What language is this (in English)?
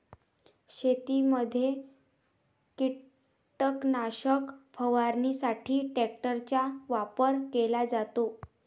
Marathi